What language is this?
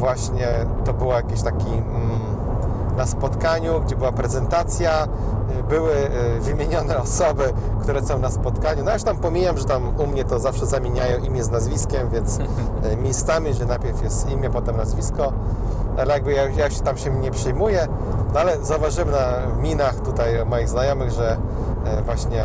Polish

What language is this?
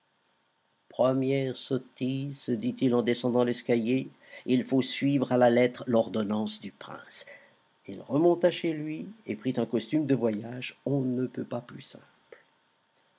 French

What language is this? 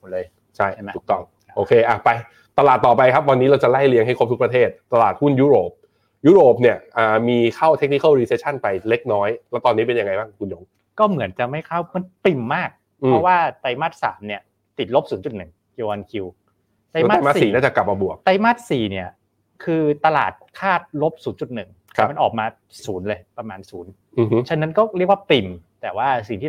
Thai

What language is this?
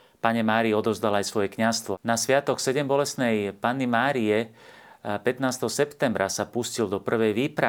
Slovak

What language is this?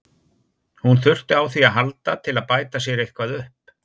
Icelandic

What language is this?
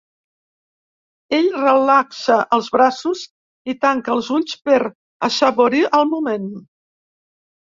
Catalan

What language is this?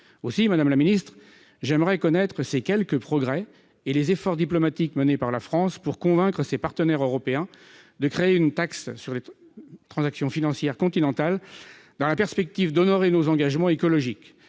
French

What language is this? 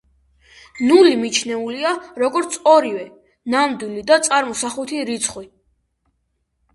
Georgian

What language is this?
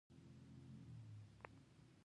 Pashto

